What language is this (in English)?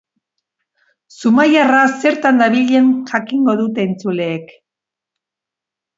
Basque